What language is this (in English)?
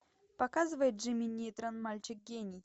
Russian